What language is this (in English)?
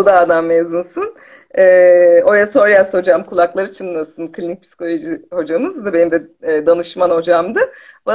Turkish